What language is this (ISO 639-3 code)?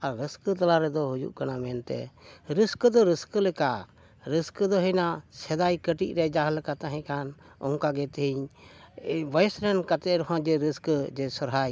sat